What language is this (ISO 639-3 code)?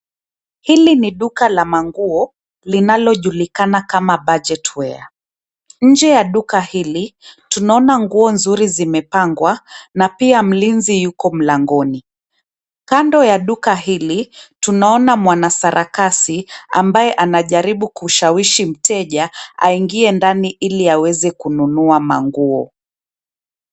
swa